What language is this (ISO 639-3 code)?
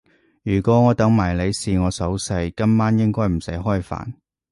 yue